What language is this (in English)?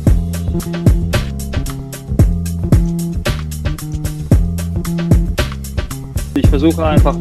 German